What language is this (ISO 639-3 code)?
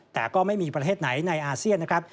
tha